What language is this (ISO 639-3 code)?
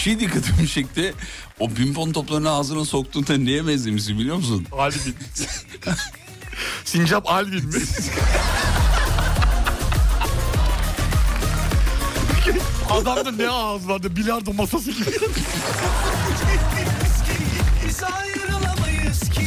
tur